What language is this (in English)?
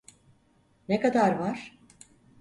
Turkish